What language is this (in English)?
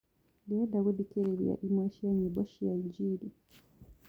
Kikuyu